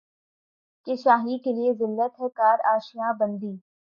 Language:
Urdu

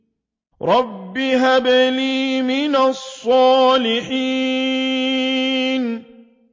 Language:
Arabic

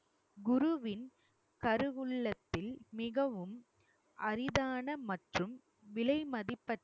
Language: Tamil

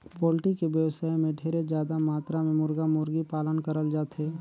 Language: Chhattisgarhi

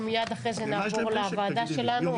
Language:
Hebrew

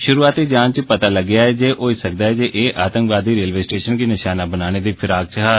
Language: Dogri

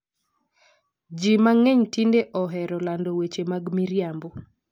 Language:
Luo (Kenya and Tanzania)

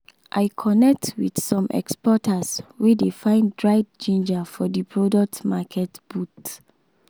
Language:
Nigerian Pidgin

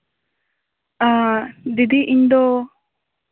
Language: Santali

